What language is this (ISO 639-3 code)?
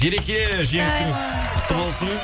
kaz